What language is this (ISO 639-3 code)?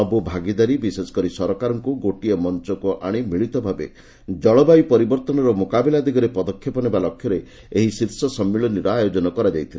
ori